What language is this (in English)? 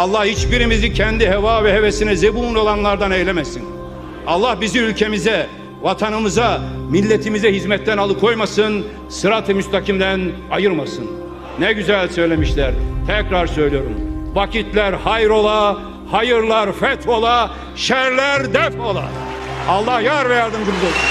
Turkish